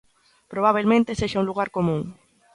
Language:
Galician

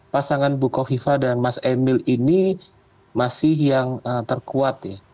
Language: Indonesian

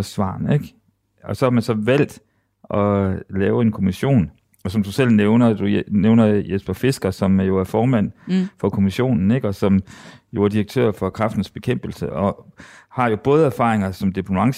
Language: Danish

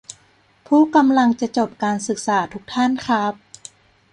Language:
Thai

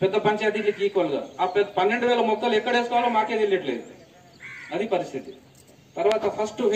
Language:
Romanian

